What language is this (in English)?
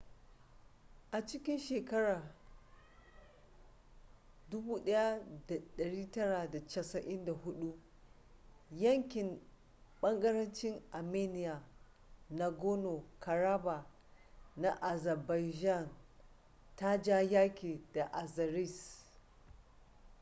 Hausa